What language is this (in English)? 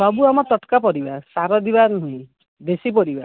Odia